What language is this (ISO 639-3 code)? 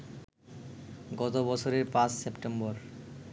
ben